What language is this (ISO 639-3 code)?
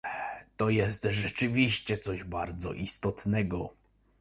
pol